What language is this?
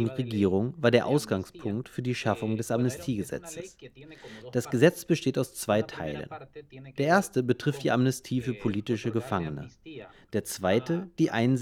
German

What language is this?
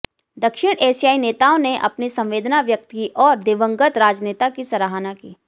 Hindi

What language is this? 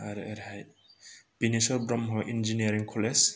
Bodo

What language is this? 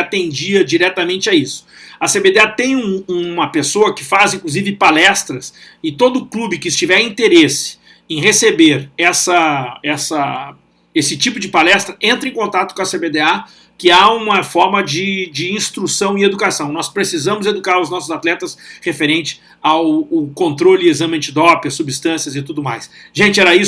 Portuguese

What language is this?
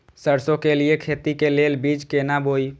Maithili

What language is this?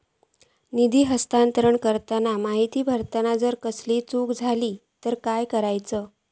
Marathi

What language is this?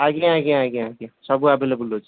Odia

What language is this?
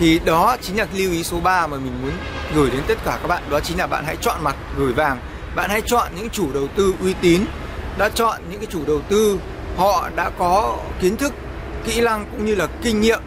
Vietnamese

